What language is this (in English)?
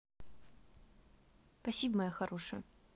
Russian